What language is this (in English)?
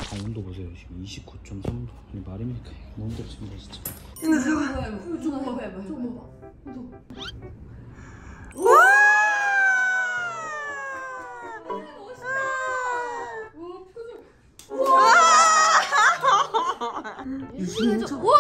Korean